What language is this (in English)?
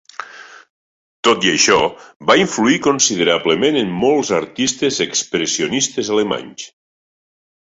Catalan